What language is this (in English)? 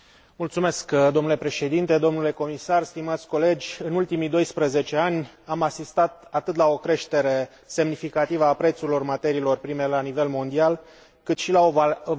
Romanian